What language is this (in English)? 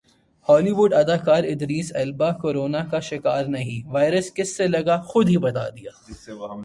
Urdu